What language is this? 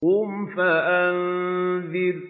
Arabic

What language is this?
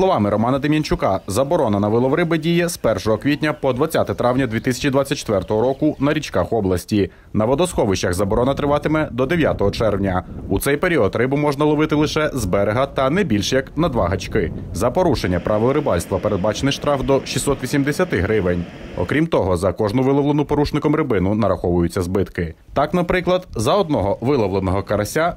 Ukrainian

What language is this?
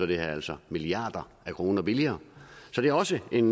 Danish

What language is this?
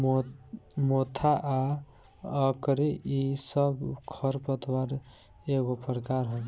Bhojpuri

